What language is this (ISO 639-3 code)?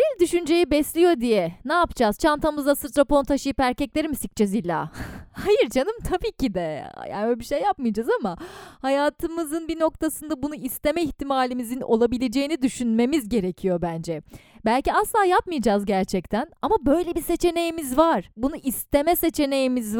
tur